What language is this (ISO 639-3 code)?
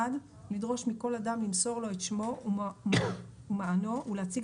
heb